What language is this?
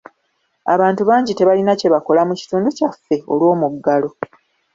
Ganda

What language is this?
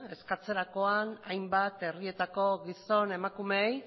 Basque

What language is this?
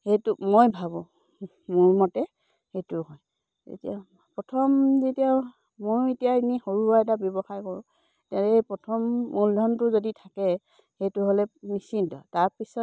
Assamese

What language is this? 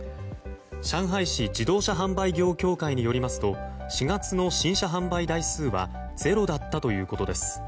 Japanese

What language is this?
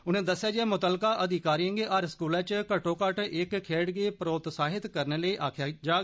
Dogri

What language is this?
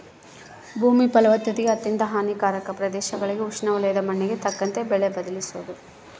Kannada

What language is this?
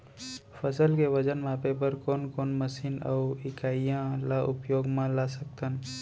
Chhattisgarhi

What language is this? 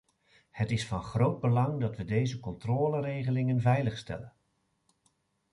Dutch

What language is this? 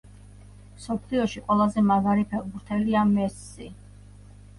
Georgian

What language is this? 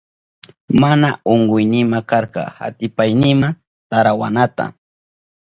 Southern Pastaza Quechua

